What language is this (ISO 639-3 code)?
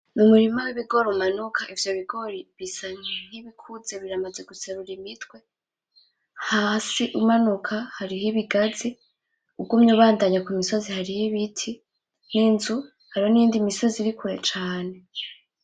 run